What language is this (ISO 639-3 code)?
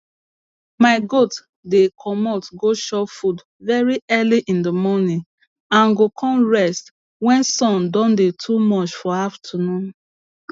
pcm